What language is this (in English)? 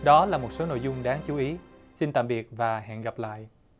Vietnamese